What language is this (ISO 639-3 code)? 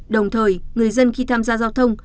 vie